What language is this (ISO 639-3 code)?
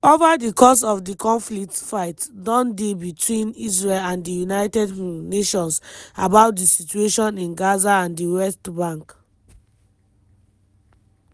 pcm